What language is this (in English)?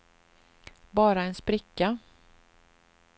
Swedish